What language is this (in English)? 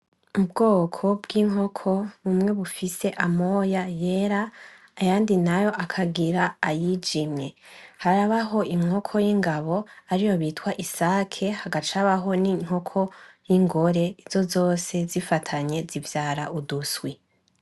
Rundi